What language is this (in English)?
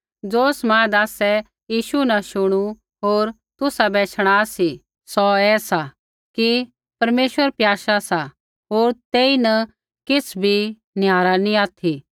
Kullu Pahari